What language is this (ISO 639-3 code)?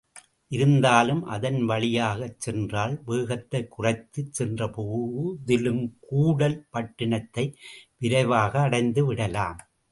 tam